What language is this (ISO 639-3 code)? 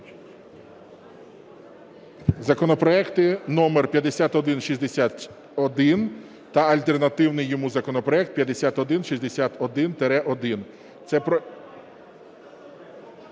ukr